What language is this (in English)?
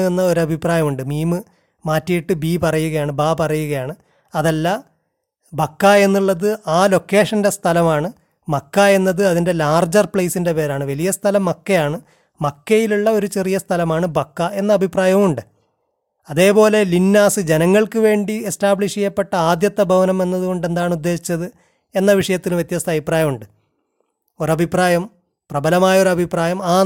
Malayalam